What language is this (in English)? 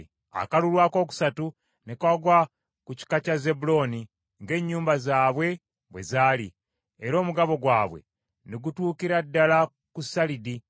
Ganda